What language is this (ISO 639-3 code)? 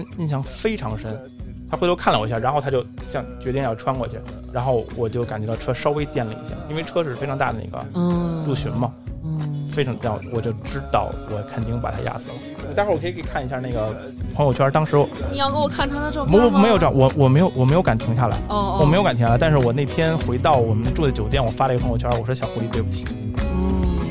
zho